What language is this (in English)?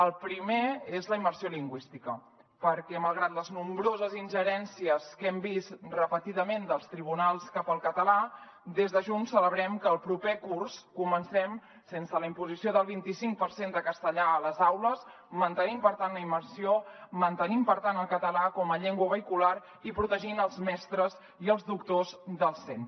Catalan